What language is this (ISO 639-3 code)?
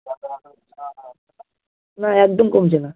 ben